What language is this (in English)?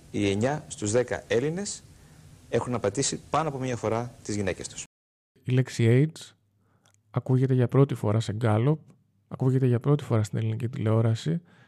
Greek